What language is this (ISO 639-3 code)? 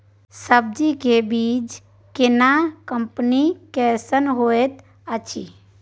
mai